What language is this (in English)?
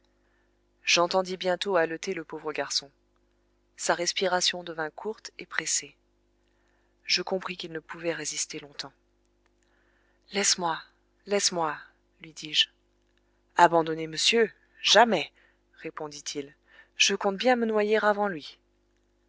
French